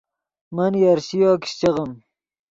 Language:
Yidgha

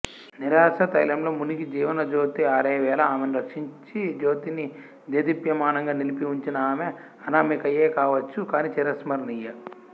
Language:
Telugu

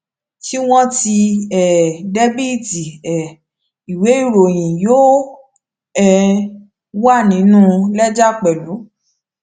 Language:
Yoruba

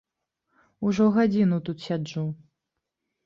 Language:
Belarusian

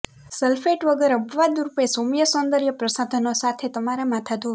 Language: Gujarati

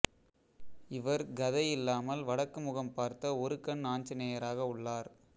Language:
Tamil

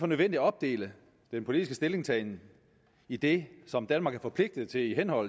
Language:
Danish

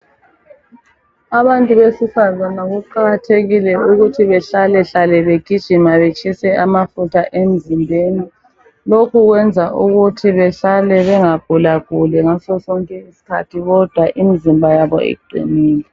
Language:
North Ndebele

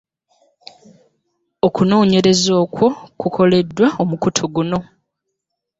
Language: Ganda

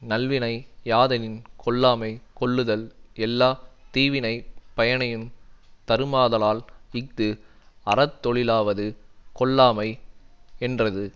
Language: Tamil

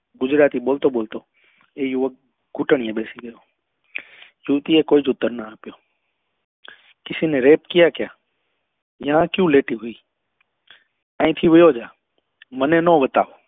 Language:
Gujarati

